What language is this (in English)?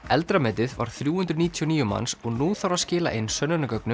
Icelandic